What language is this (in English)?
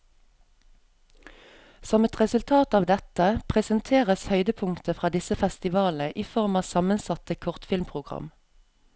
Norwegian